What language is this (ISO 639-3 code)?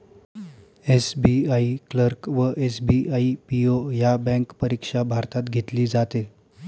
mar